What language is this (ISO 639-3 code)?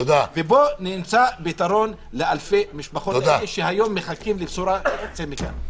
heb